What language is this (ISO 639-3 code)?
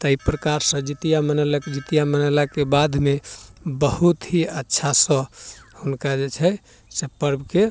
mai